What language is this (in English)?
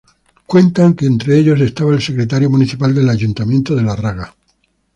Spanish